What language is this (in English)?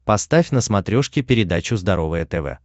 Russian